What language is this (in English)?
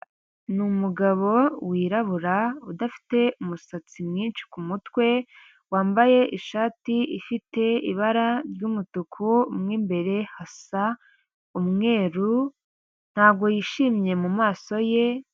Kinyarwanda